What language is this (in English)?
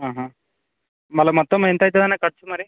Telugu